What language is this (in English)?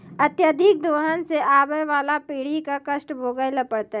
Maithili